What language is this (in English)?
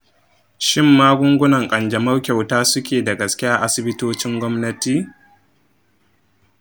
Hausa